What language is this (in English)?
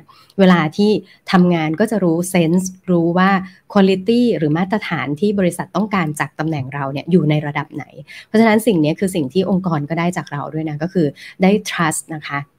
Thai